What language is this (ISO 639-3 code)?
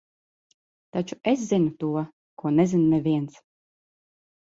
lav